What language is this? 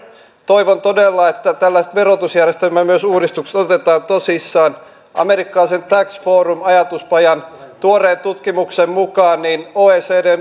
Finnish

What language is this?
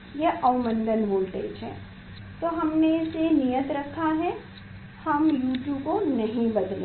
Hindi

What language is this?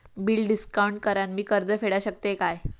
Marathi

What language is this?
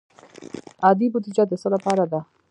Pashto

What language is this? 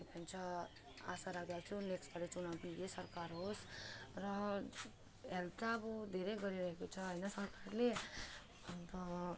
Nepali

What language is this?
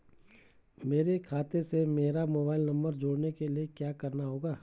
Hindi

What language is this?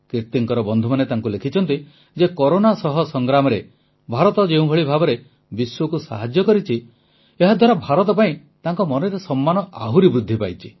Odia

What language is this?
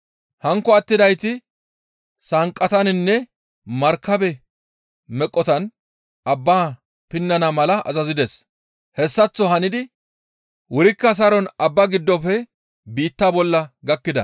Gamo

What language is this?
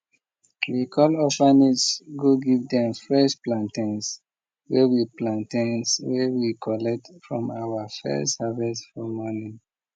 Nigerian Pidgin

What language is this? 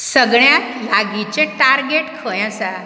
Konkani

